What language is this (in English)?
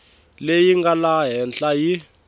Tsonga